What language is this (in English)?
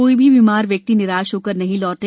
Hindi